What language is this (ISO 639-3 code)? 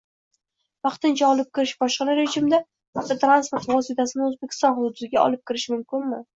uzb